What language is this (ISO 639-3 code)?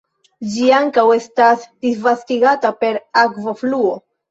epo